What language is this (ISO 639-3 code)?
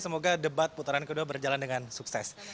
ind